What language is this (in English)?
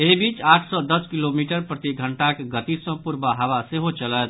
Maithili